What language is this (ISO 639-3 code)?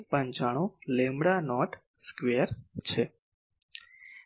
guj